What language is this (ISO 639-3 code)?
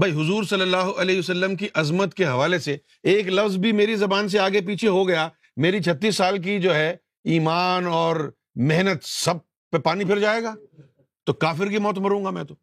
urd